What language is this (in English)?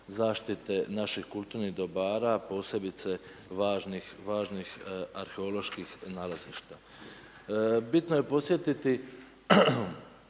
Croatian